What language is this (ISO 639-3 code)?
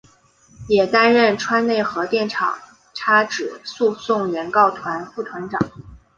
zho